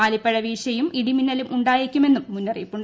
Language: Malayalam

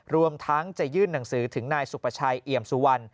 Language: Thai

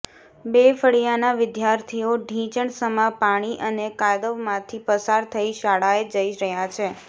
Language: Gujarati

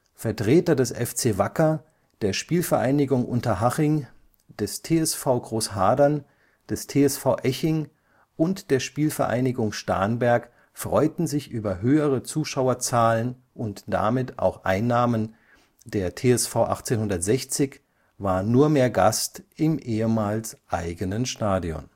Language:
German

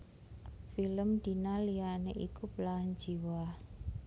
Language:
Javanese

